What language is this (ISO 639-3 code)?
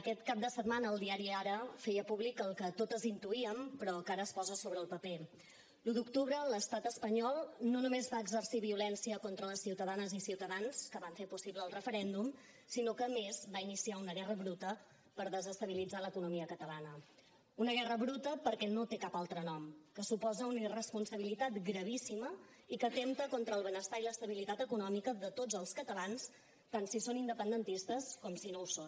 cat